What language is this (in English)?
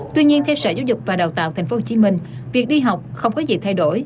Vietnamese